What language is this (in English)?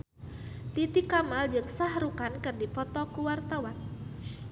Sundanese